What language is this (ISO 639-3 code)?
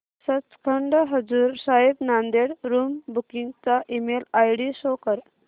mar